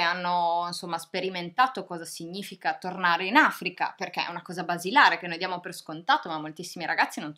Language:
Italian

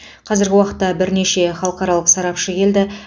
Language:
Kazakh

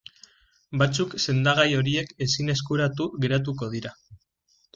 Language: Basque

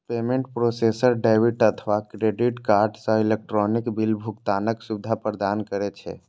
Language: Maithili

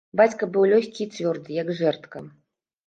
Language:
Belarusian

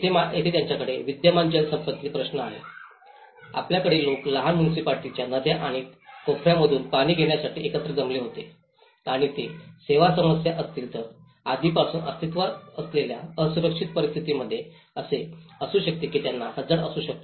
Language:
Marathi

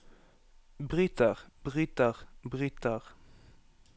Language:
Norwegian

